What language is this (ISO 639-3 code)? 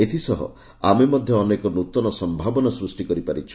ori